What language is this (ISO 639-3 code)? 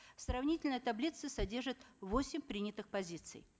kaz